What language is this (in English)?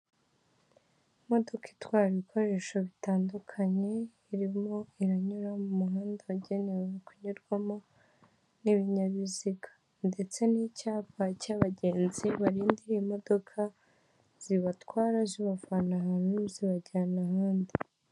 Kinyarwanda